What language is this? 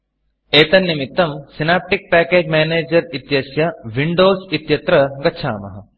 Sanskrit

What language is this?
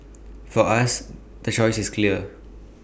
English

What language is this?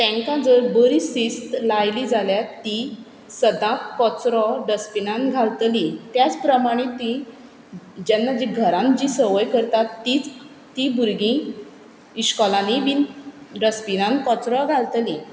Konkani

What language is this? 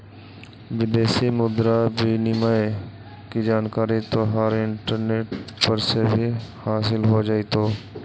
Magahi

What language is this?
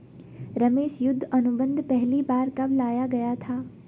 Hindi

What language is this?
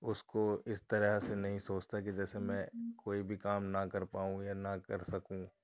Urdu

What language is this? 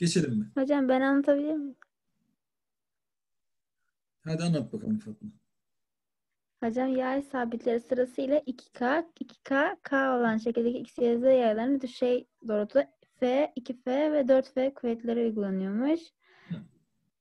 Turkish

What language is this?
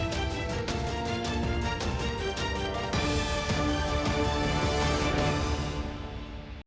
Ukrainian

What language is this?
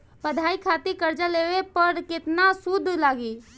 Bhojpuri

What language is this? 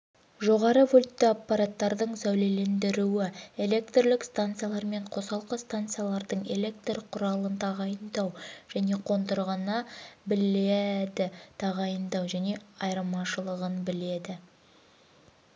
Kazakh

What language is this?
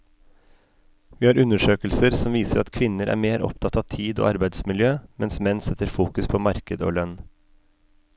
Norwegian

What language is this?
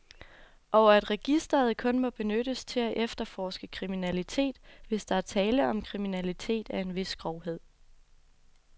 Danish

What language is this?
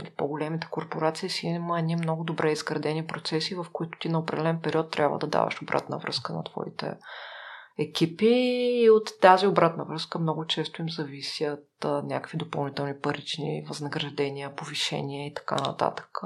Bulgarian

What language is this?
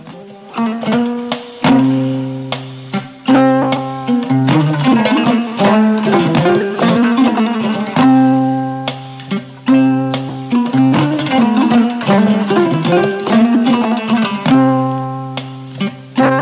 Fula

